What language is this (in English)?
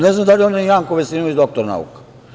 Serbian